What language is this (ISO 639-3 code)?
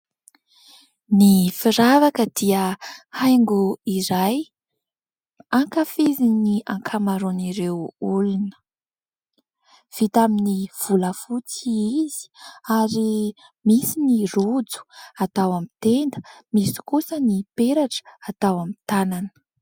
mlg